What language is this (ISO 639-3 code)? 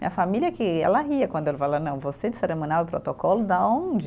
por